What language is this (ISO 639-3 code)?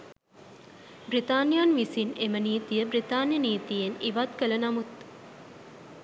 sin